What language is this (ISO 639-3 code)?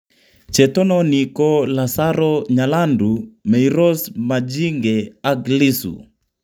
kln